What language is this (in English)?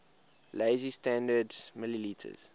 English